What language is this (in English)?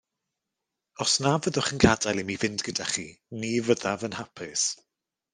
Welsh